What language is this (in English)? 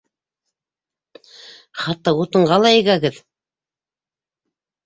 Bashkir